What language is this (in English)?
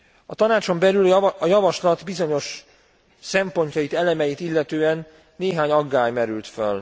Hungarian